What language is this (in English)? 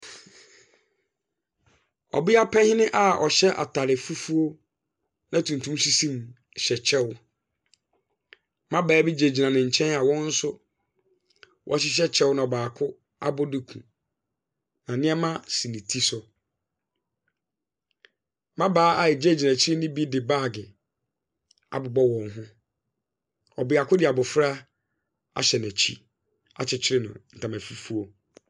Akan